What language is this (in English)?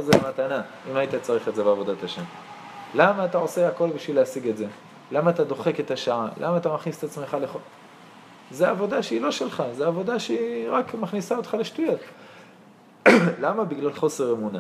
Hebrew